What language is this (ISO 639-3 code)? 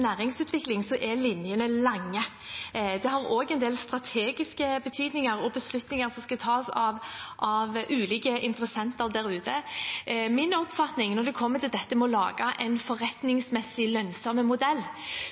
nob